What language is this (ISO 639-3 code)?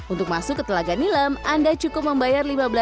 ind